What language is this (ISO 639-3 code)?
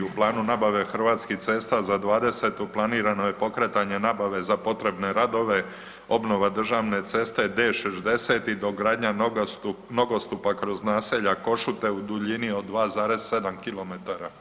hrv